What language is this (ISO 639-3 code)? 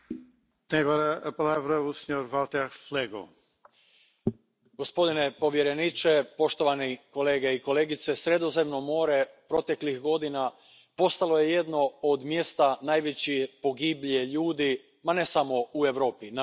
hrv